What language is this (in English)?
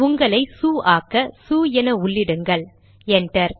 Tamil